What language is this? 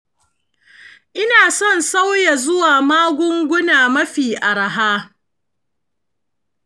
Hausa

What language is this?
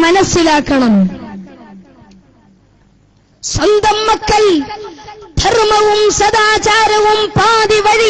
Arabic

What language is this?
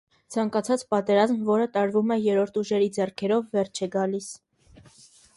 Armenian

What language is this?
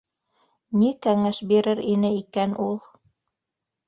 Bashkir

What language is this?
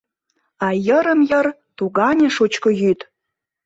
Mari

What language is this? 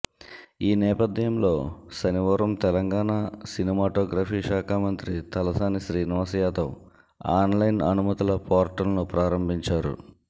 Telugu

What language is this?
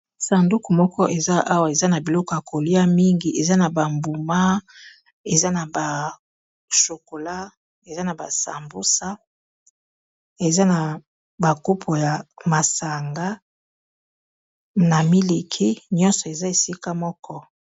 Lingala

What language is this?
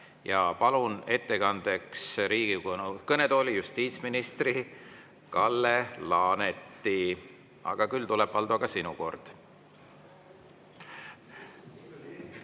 Estonian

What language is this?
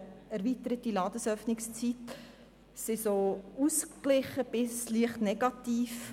Swiss German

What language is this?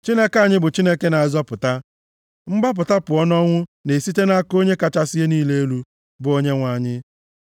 Igbo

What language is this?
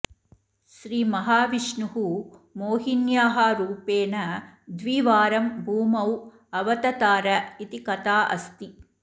Sanskrit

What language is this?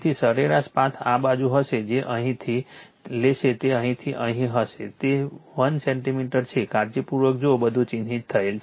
Gujarati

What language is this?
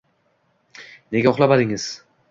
Uzbek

